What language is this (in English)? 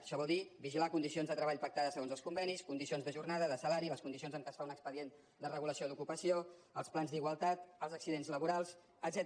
Catalan